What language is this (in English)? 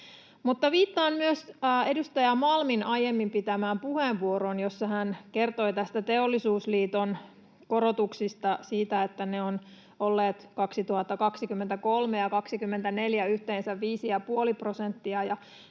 Finnish